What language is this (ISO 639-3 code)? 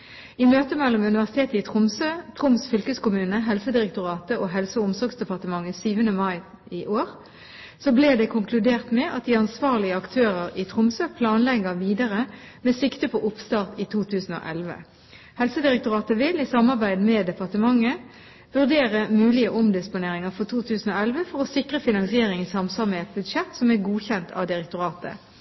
nob